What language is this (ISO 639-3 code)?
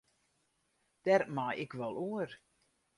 fry